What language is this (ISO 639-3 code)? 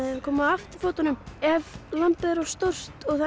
isl